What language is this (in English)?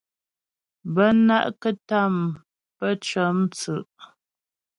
Ghomala